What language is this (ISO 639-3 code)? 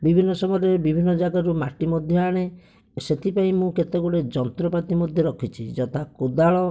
ori